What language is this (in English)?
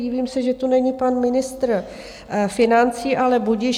Czech